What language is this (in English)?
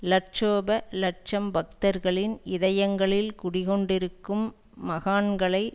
Tamil